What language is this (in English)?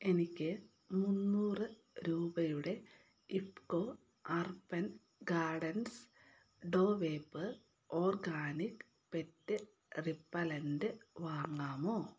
Malayalam